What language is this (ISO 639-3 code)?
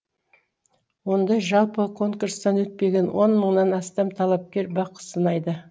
kaz